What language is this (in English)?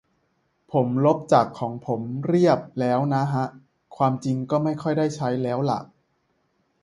Thai